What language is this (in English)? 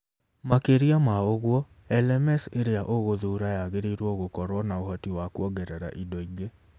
Kikuyu